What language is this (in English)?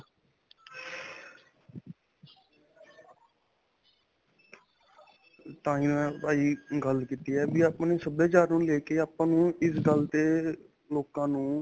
Punjabi